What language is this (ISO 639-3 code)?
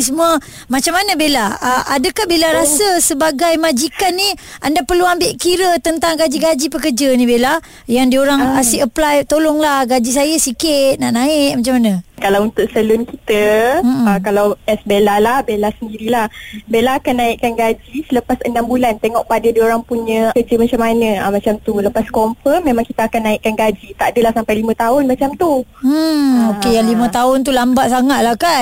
msa